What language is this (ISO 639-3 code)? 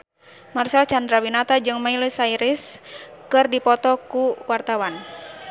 sun